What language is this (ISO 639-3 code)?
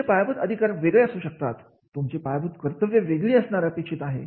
mar